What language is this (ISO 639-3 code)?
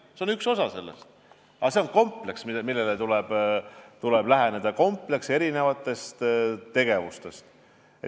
est